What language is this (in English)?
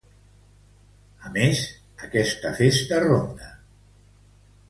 Catalan